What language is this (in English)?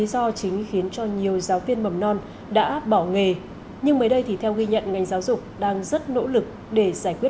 Vietnamese